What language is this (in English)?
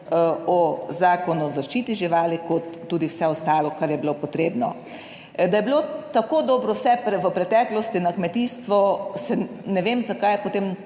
Slovenian